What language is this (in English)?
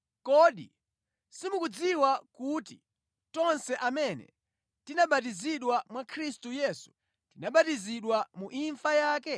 Nyanja